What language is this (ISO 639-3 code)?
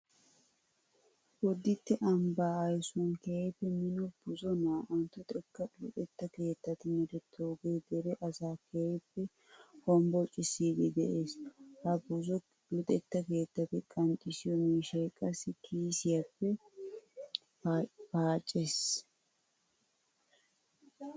wal